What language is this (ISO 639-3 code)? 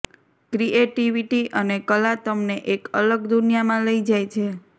guj